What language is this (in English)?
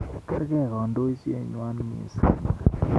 Kalenjin